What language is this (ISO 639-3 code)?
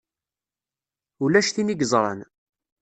kab